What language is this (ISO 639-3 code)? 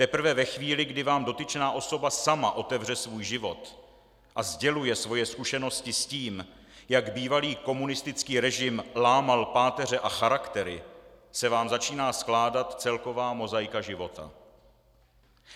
ces